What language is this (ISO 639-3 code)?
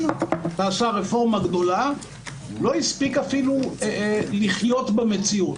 heb